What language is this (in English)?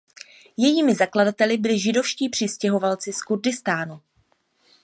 Czech